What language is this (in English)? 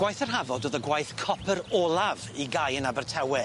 Welsh